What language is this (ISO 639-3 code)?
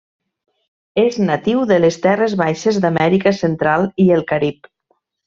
cat